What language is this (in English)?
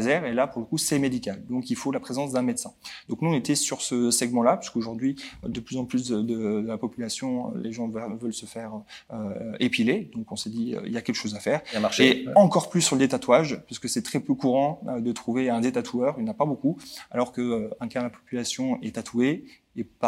French